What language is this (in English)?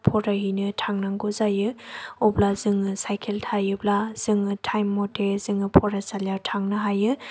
Bodo